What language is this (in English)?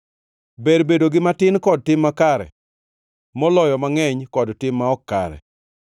Luo (Kenya and Tanzania)